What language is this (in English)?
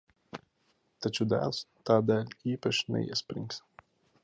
Latvian